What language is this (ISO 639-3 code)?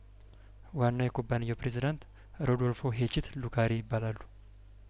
amh